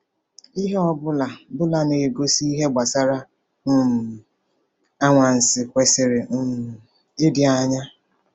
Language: Igbo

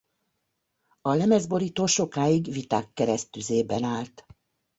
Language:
Hungarian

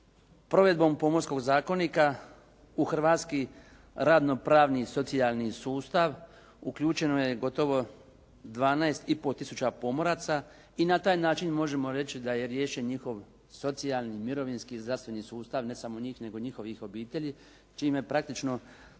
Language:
Croatian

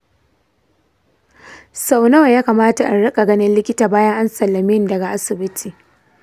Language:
Hausa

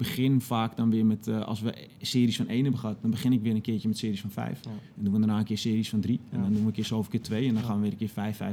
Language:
Dutch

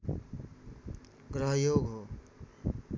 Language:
Nepali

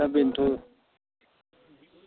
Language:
Bodo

